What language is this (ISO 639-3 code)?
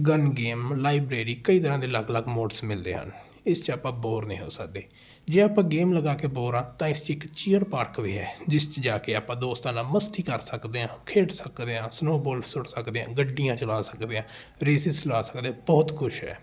pan